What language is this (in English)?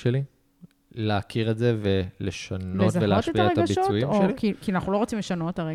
Hebrew